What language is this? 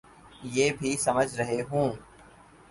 Urdu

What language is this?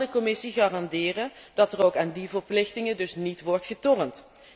Dutch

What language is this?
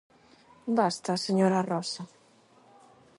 Galician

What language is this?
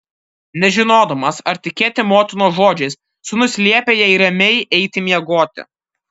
Lithuanian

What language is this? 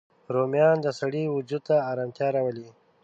Pashto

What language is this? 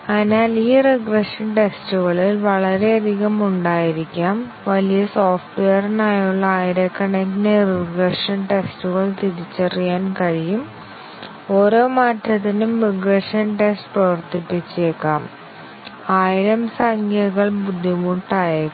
Malayalam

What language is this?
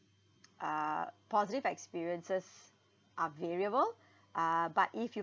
English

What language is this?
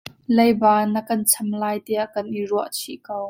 Hakha Chin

